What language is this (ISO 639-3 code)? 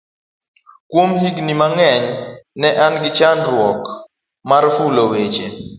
luo